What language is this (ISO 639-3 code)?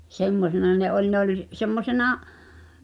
fin